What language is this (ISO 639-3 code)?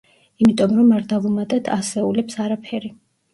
kat